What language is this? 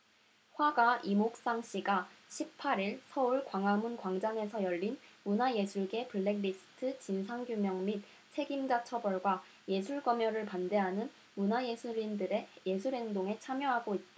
Korean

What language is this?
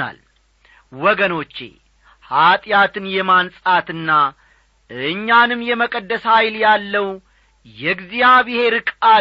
Amharic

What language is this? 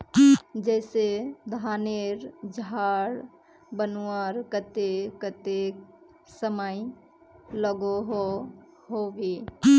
Magahi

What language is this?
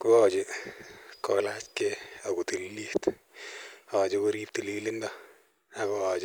Kalenjin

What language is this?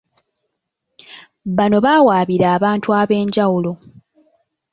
Ganda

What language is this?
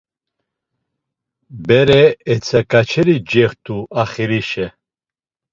Laz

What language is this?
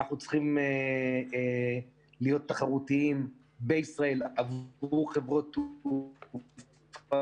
Hebrew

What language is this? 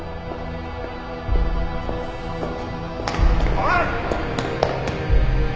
Japanese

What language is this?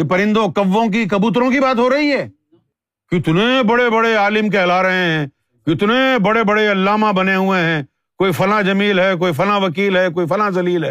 Urdu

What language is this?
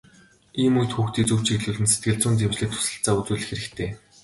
Mongolian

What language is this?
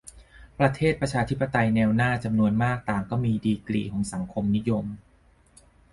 Thai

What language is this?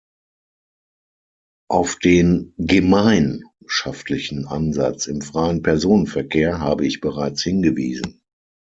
German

